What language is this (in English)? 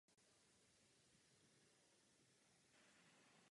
Czech